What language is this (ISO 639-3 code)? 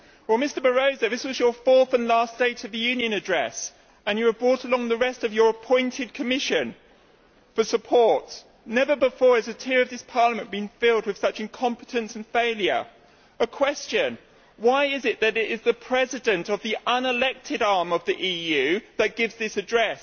eng